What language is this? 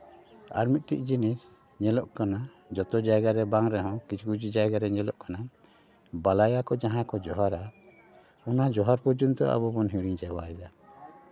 Santali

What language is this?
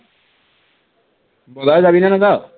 Assamese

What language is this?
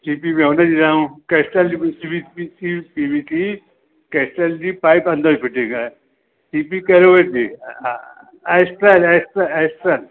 Sindhi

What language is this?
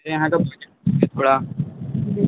Hindi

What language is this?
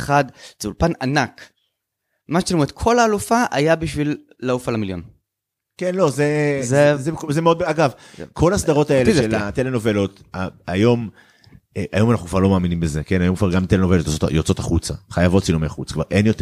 Hebrew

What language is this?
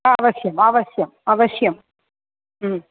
Sanskrit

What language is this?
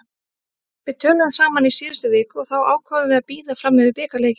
Icelandic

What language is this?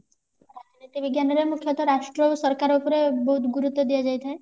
Odia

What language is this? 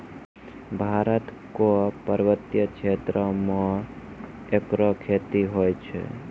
Maithili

